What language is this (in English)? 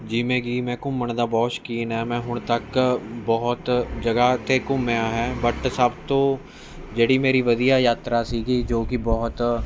Punjabi